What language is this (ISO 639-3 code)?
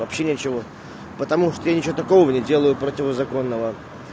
rus